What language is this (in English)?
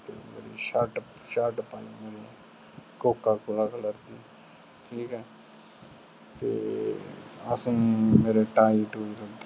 Punjabi